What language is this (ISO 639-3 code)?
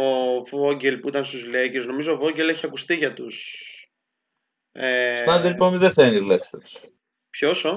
ell